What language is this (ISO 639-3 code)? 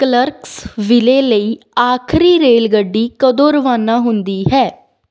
pan